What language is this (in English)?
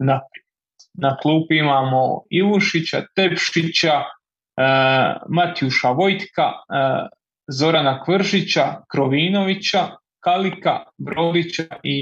Croatian